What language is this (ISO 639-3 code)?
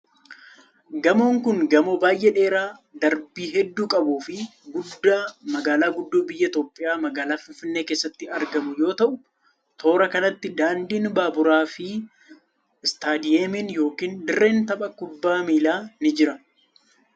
orm